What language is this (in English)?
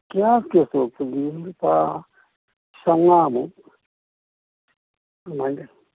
Manipuri